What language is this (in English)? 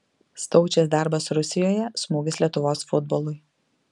Lithuanian